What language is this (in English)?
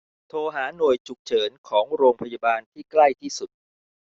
Thai